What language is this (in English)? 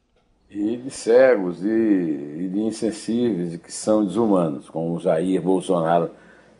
Portuguese